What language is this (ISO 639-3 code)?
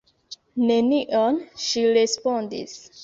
epo